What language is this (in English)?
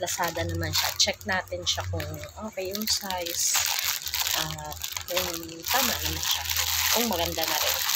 Filipino